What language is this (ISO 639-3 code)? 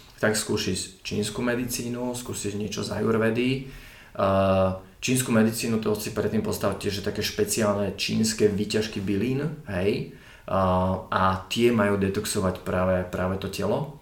slk